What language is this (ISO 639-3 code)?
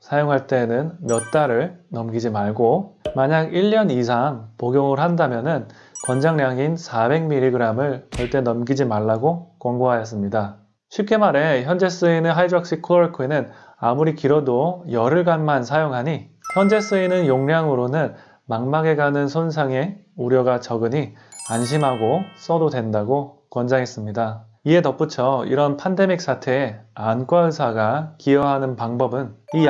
kor